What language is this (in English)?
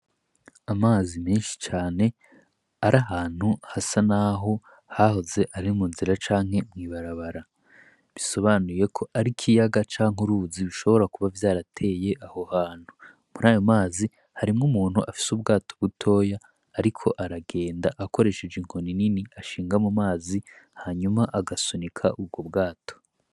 Rundi